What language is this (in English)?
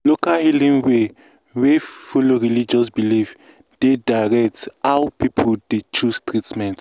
Nigerian Pidgin